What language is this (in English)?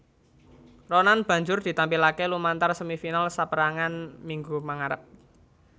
Javanese